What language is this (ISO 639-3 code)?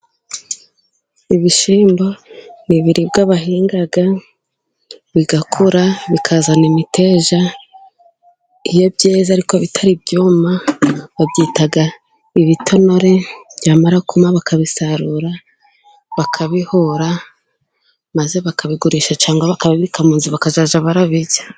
kin